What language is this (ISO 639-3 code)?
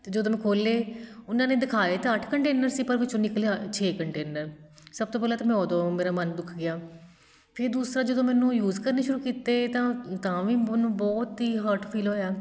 pan